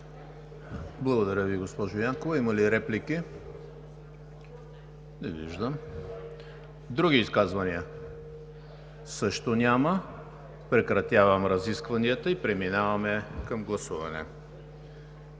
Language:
Bulgarian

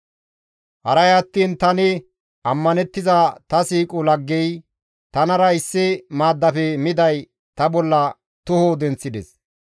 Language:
Gamo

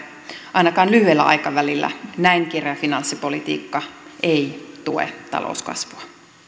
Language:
Finnish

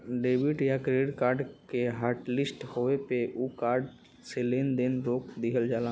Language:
Bhojpuri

